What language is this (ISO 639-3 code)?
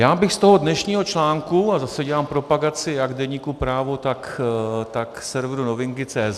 ces